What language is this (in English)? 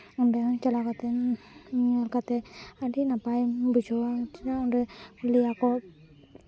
Santali